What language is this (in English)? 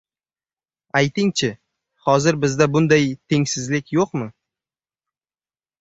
Uzbek